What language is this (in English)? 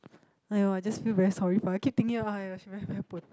English